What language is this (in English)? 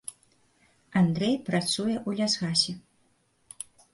Belarusian